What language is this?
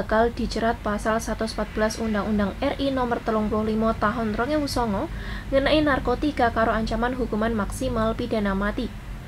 Indonesian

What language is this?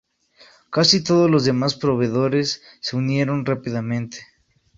Spanish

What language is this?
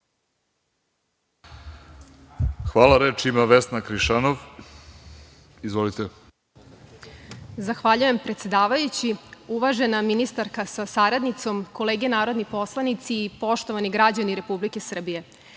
Serbian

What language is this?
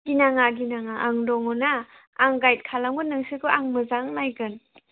Bodo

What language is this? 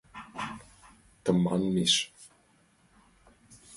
Mari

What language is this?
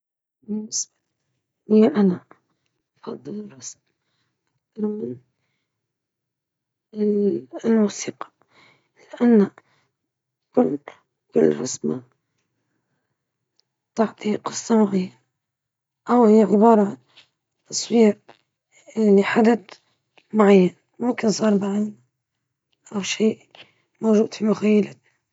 Libyan Arabic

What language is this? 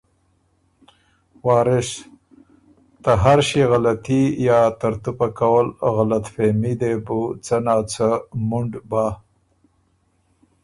Ormuri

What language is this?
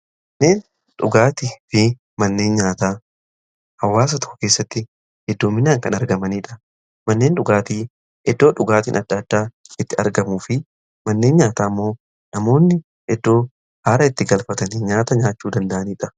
Oromo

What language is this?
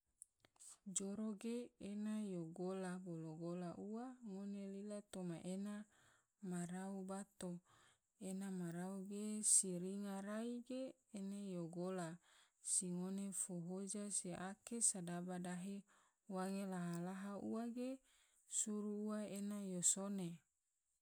Tidore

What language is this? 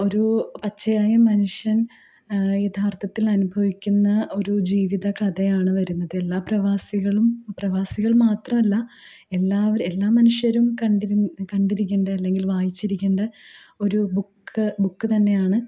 Malayalam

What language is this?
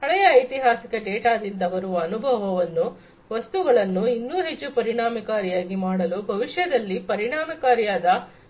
Kannada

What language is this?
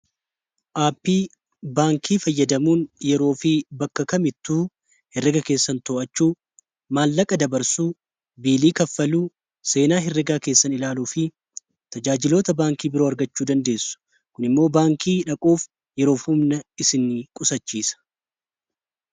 Oromo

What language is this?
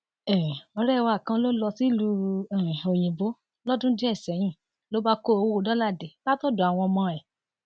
Yoruba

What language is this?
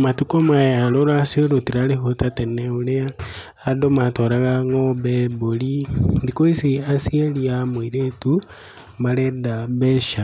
Kikuyu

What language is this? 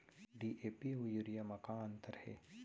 Chhattisgarhi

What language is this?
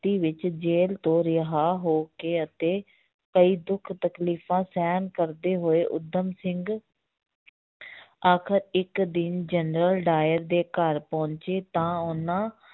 Punjabi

